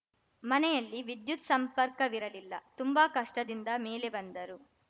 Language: Kannada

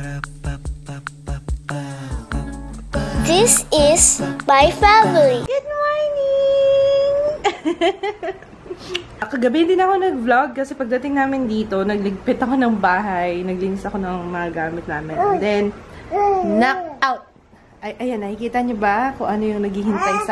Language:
Filipino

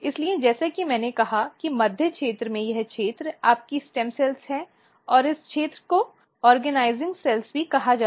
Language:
Hindi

